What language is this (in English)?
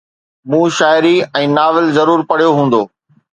Sindhi